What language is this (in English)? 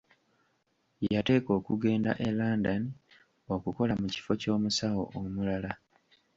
Ganda